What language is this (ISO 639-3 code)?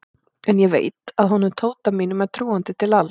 isl